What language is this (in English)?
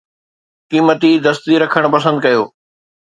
Sindhi